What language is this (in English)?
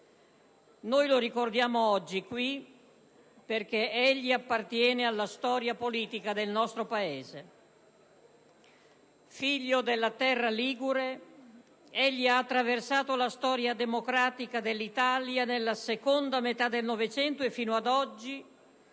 Italian